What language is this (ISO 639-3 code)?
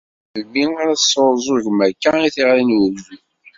kab